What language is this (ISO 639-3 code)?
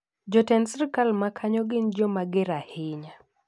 luo